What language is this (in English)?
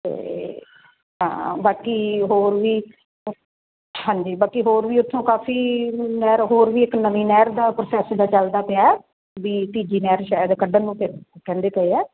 Punjabi